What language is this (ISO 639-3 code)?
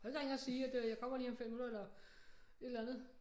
dan